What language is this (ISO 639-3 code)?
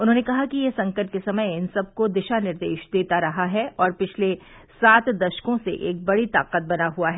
hin